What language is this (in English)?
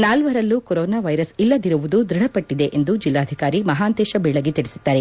Kannada